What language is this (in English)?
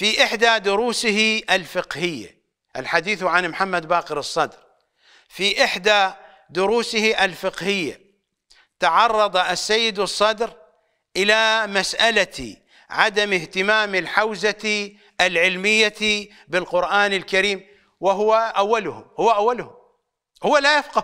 Arabic